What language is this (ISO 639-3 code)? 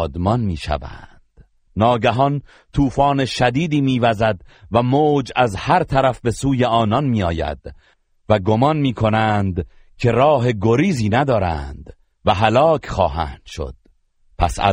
fas